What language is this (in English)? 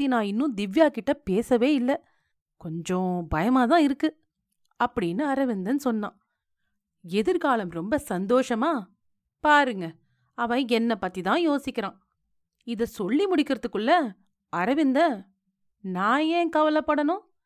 Tamil